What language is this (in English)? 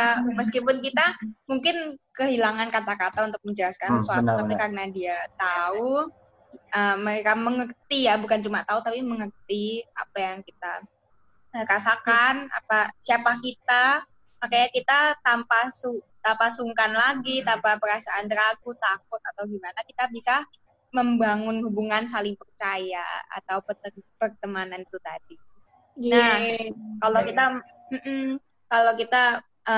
Indonesian